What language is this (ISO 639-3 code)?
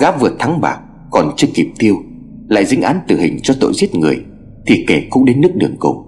vie